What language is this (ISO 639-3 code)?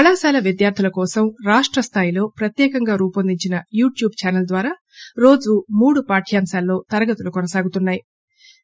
tel